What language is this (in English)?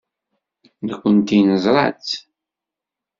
Kabyle